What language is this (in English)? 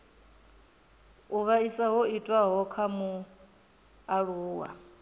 Venda